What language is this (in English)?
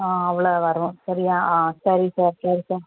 Tamil